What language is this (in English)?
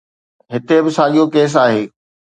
Sindhi